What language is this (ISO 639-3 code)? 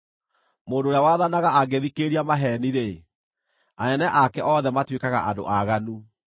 kik